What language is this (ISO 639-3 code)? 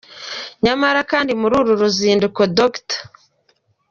kin